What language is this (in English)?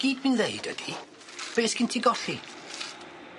Welsh